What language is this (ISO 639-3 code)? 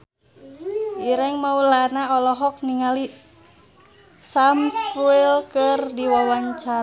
sun